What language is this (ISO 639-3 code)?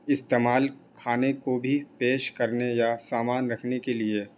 urd